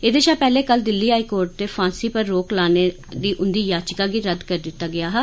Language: Dogri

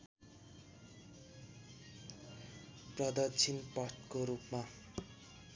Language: Nepali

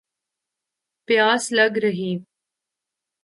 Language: Urdu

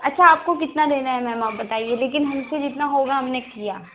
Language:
Hindi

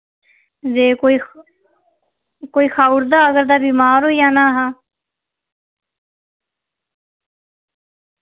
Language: Dogri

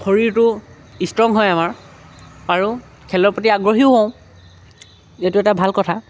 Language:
Assamese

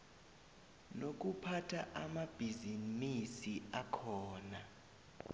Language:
South Ndebele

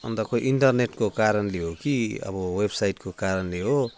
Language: Nepali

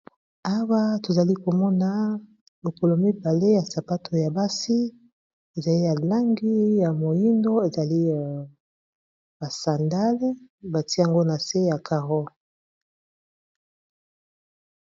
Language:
Lingala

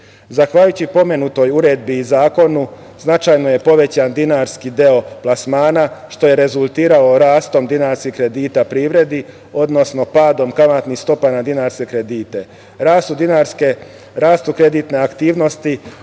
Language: Serbian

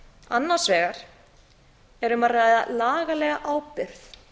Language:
Icelandic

